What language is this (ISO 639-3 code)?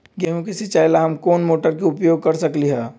mag